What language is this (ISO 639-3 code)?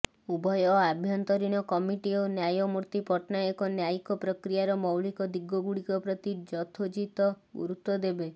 ori